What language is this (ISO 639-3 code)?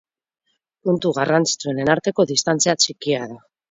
eus